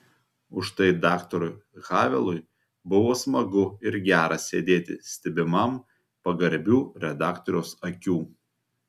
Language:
Lithuanian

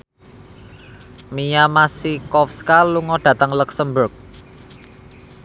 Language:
Javanese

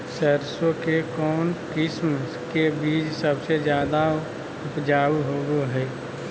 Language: Magahi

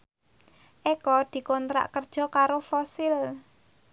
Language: Javanese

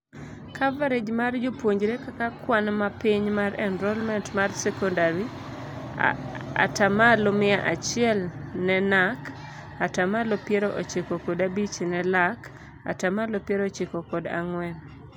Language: Luo (Kenya and Tanzania)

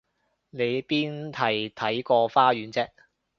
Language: Cantonese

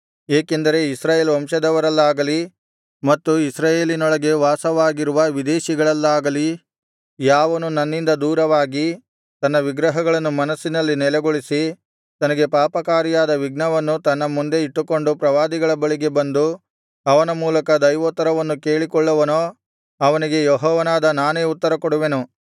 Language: Kannada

